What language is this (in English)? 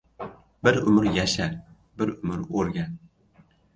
Uzbek